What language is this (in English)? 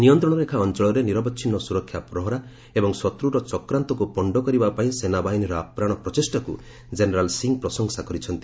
Odia